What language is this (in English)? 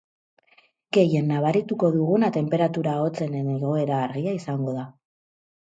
Basque